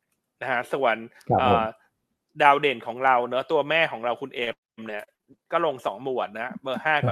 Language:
Thai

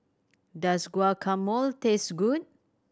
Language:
English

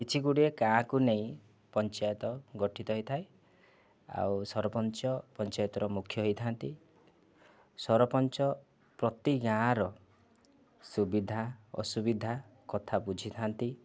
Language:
Odia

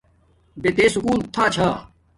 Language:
Domaaki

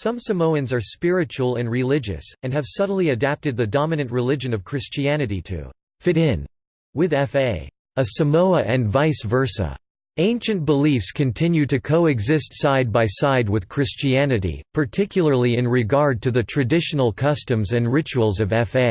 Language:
English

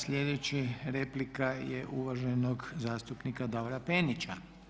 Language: Croatian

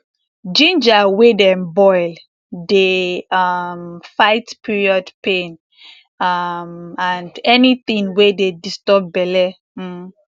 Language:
Nigerian Pidgin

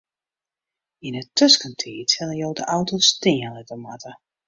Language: Western Frisian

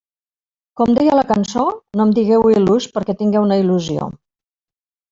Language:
Catalan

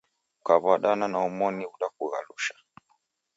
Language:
Taita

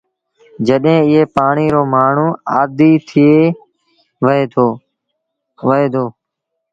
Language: Sindhi Bhil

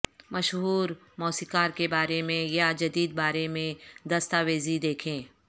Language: Urdu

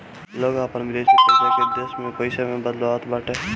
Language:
Bhojpuri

